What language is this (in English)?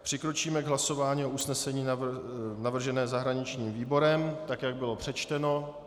Czech